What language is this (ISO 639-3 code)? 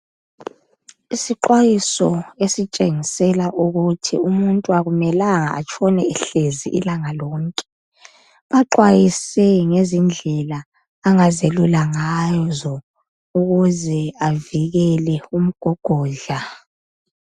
nde